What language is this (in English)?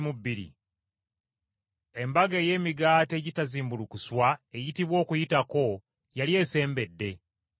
Ganda